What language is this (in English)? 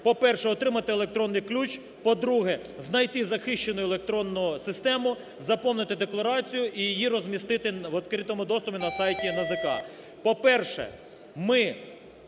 Ukrainian